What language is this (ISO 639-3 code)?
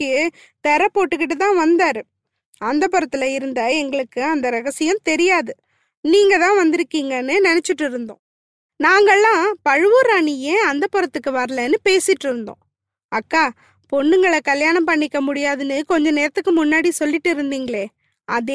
tam